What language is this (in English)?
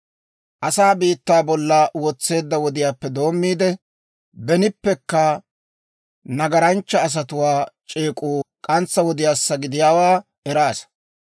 Dawro